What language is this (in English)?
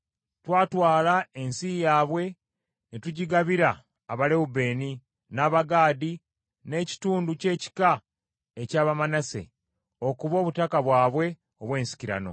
Ganda